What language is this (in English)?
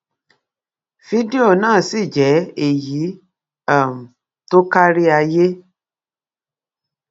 Yoruba